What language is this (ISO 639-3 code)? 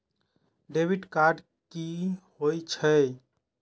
mai